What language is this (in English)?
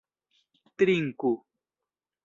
Esperanto